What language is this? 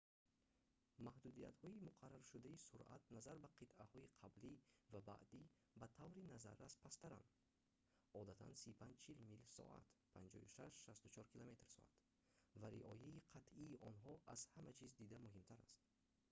Tajik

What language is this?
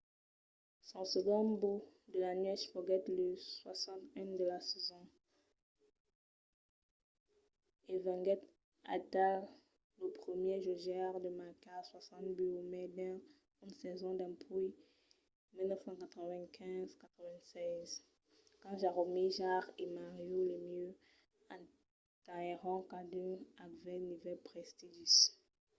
Occitan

